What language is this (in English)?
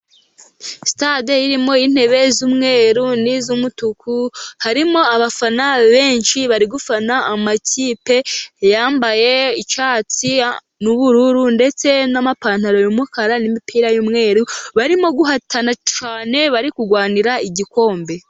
Kinyarwanda